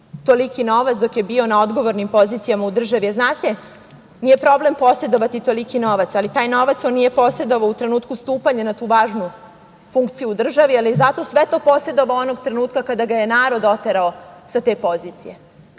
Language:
Serbian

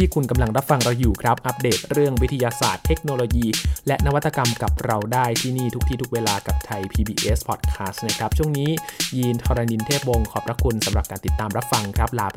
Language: Thai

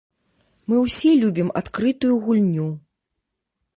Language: Belarusian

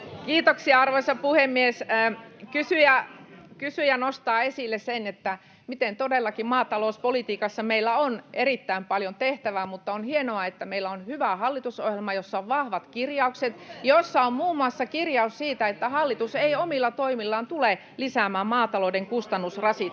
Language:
Finnish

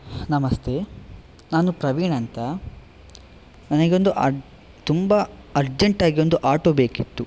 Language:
Kannada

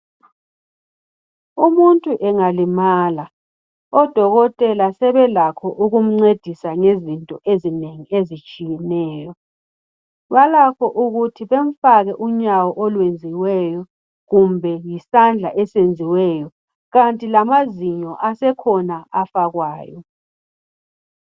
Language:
North Ndebele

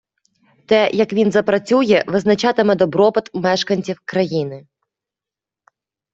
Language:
Ukrainian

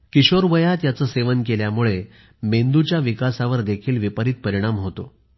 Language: Marathi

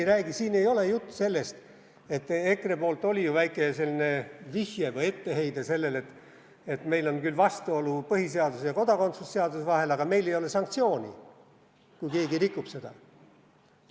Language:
Estonian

